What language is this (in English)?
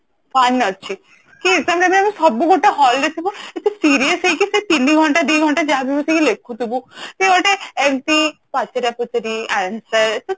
Odia